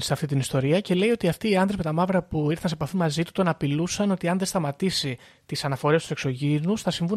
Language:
Greek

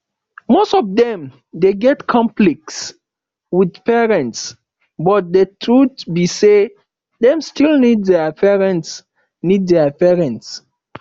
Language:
Nigerian Pidgin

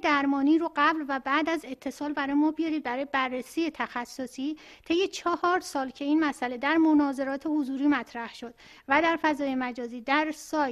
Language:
Persian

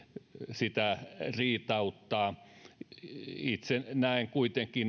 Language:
Finnish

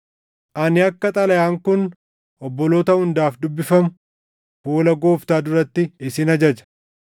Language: Oromo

